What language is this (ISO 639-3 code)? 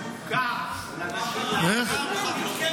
heb